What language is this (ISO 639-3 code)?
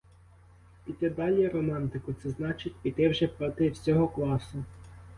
ukr